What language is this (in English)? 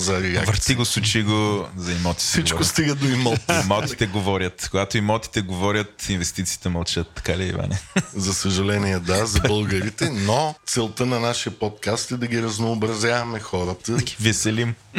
Bulgarian